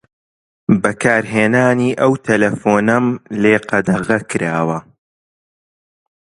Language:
Central Kurdish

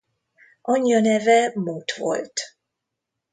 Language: Hungarian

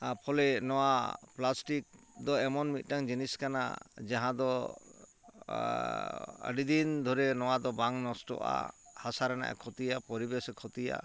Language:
Santali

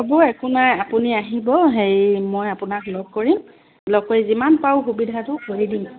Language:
Assamese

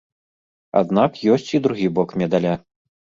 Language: Belarusian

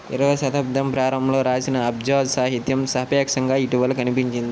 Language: Telugu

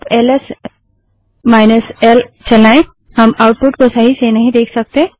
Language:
Hindi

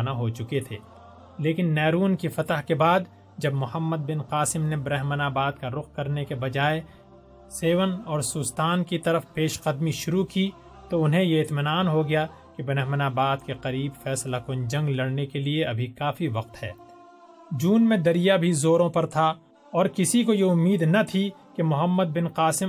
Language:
Urdu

